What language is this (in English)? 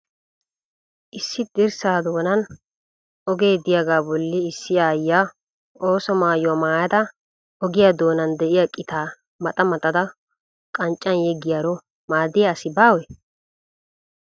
Wolaytta